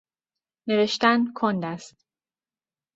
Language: Persian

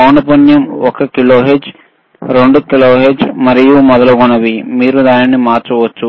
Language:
Telugu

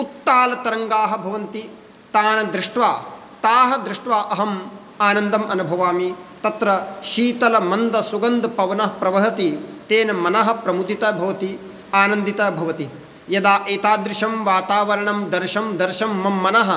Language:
Sanskrit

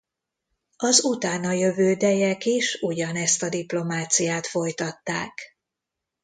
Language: Hungarian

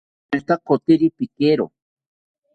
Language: South Ucayali Ashéninka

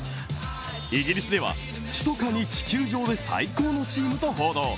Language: Japanese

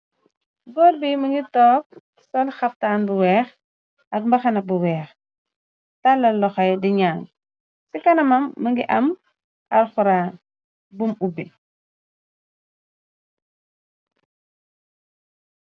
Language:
Wolof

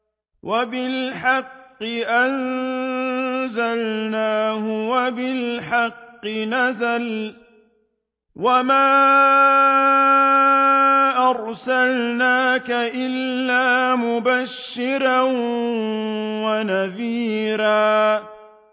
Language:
Arabic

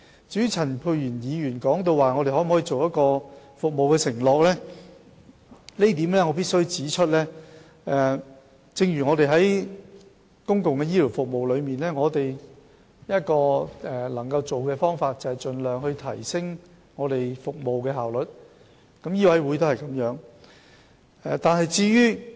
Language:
Cantonese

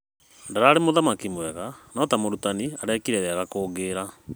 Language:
Kikuyu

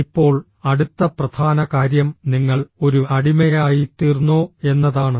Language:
Malayalam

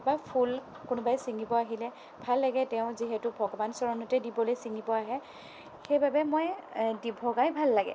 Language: Assamese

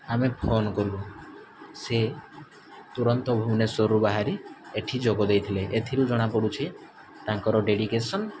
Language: Odia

